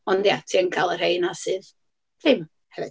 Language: Welsh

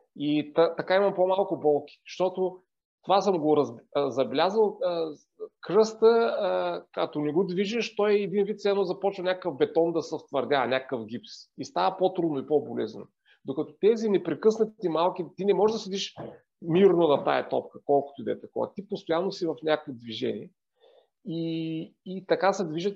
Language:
Bulgarian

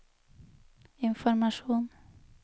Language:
Norwegian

